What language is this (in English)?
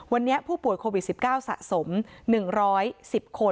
Thai